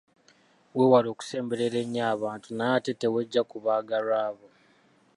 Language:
Ganda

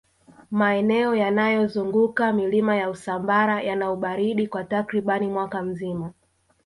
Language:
Swahili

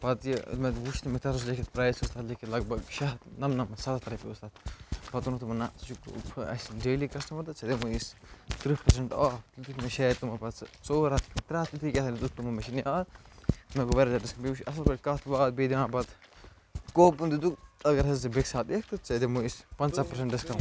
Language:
Kashmiri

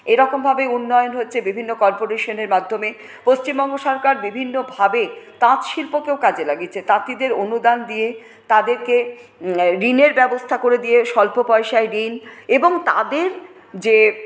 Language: Bangla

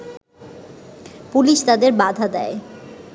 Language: Bangla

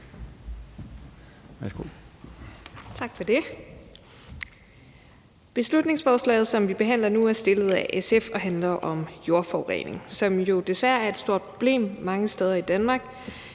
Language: Danish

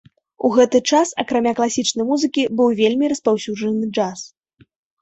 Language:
Belarusian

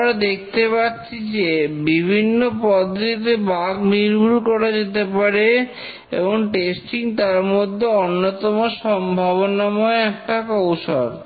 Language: Bangla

